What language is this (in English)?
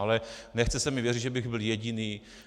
Czech